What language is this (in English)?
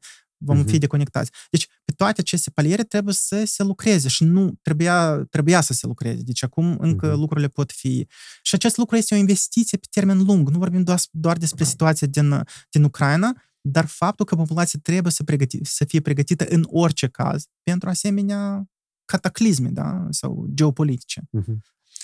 Romanian